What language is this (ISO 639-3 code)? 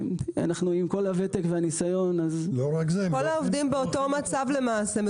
heb